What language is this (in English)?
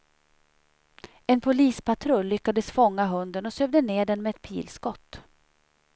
Swedish